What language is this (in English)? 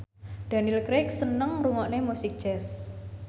Javanese